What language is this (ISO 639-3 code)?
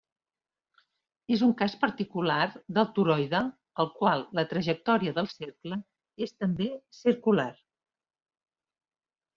cat